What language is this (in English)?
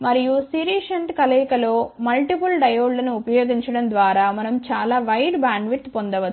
Telugu